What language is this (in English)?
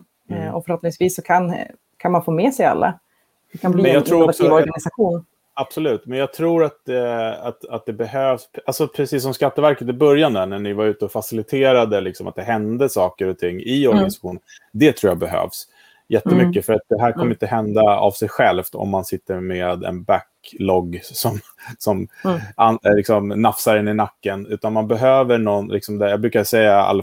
Swedish